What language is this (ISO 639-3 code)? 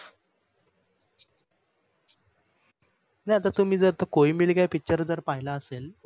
mar